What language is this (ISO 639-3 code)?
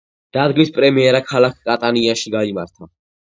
kat